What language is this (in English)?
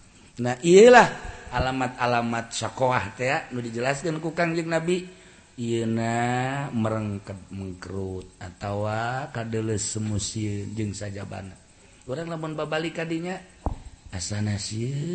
Indonesian